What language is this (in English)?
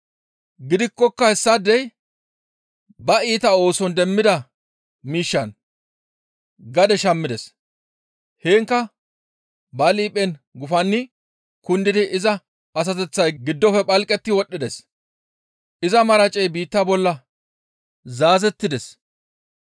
Gamo